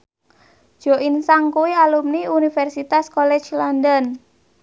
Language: Javanese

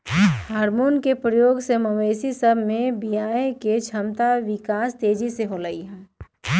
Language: Magahi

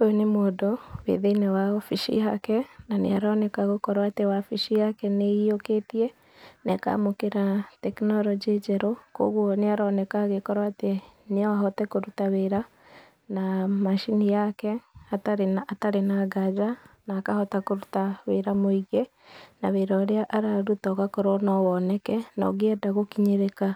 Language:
Kikuyu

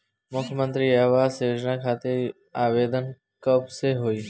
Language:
Bhojpuri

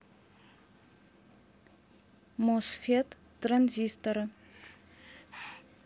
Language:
Russian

